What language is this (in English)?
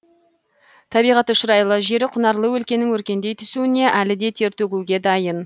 Kazakh